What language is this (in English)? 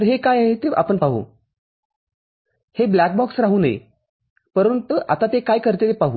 Marathi